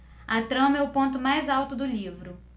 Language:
Portuguese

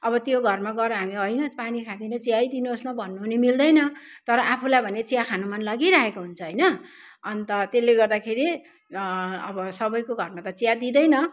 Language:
Nepali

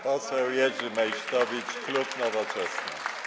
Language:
Polish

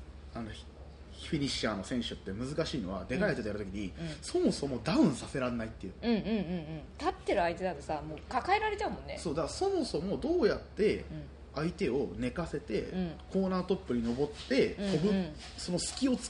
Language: Japanese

